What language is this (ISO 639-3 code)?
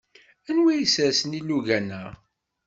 kab